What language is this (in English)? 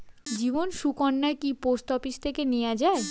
Bangla